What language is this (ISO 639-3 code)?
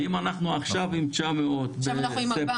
heb